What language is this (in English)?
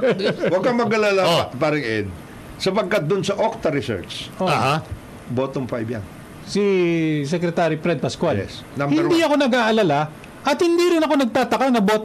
Filipino